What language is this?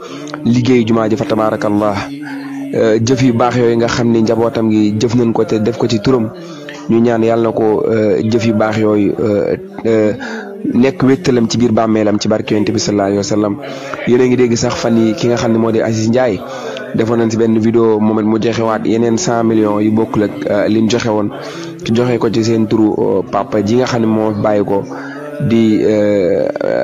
Arabic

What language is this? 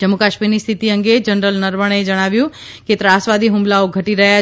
Gujarati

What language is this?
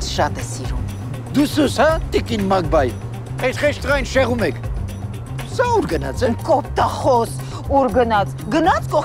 Romanian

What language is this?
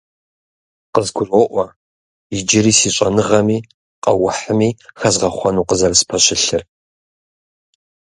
Kabardian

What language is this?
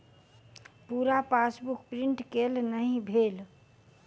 Maithili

